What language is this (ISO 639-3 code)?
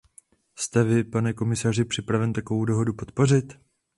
ces